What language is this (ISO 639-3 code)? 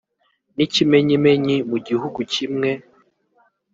kin